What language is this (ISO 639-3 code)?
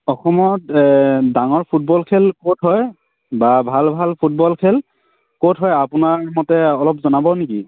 asm